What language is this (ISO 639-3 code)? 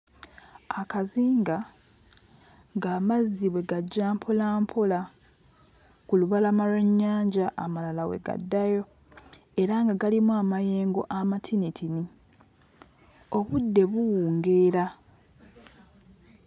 lug